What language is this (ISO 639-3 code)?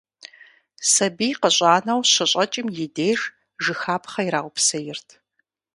kbd